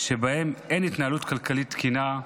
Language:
Hebrew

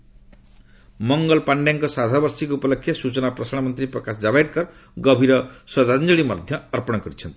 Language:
Odia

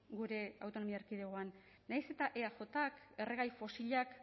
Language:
Basque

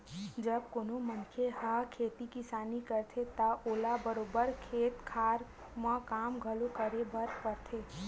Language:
Chhattisgarhi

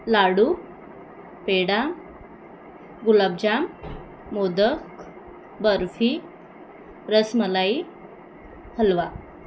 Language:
Marathi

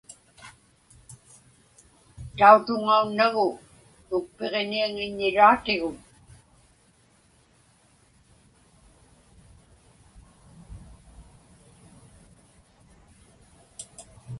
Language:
Inupiaq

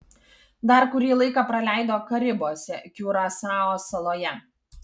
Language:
Lithuanian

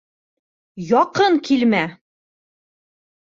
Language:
Bashkir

